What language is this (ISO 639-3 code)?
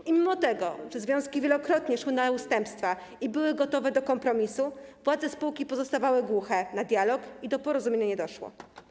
pol